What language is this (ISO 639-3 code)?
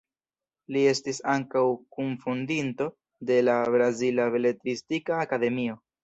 epo